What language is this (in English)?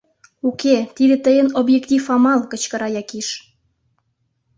Mari